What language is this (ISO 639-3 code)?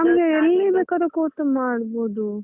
kan